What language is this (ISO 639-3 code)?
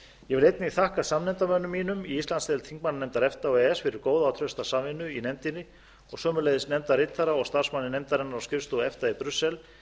isl